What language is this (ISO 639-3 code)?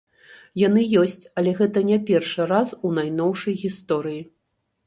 bel